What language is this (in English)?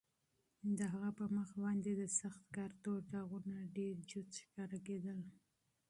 Pashto